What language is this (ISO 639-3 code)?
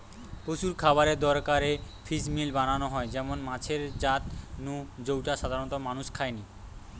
ben